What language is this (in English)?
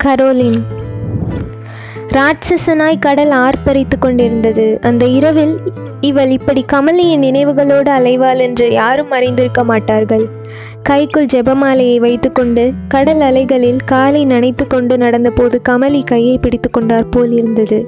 Tamil